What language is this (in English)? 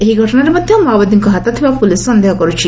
Odia